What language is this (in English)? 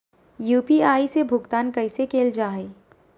Magahi